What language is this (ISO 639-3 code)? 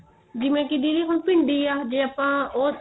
pan